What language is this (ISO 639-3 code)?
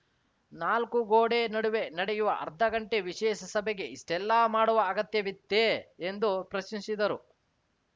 kan